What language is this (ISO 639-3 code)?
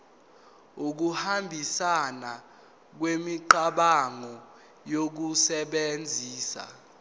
zul